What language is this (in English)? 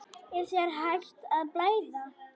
Icelandic